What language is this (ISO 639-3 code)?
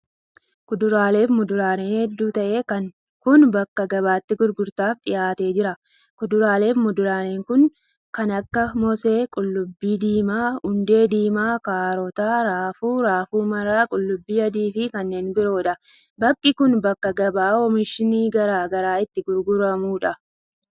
orm